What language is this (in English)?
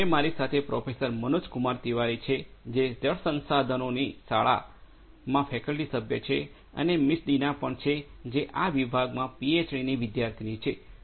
Gujarati